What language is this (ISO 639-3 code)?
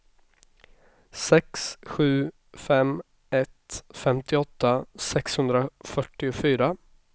swe